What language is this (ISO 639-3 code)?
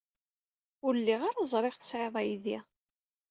kab